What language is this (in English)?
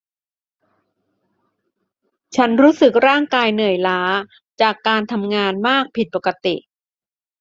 Thai